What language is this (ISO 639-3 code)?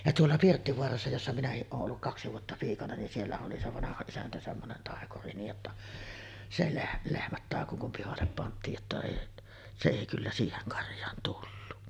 fin